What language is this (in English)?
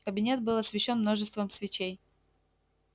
Russian